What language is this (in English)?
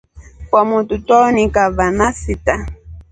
Rombo